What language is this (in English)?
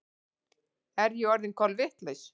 Icelandic